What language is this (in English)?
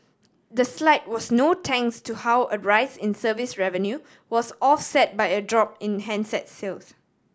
English